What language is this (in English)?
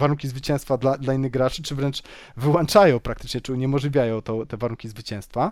Polish